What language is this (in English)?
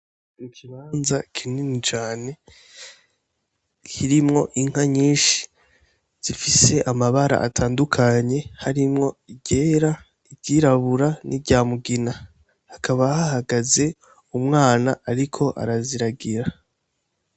Rundi